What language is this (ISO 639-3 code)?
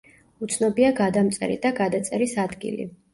kat